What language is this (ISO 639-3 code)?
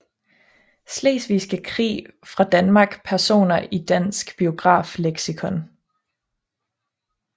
dan